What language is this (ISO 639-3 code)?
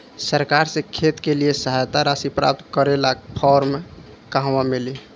bho